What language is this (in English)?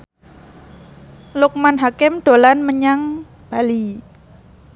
Javanese